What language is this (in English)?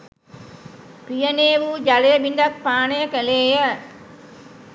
Sinhala